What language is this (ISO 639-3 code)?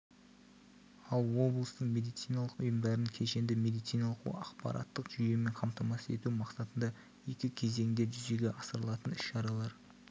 kaz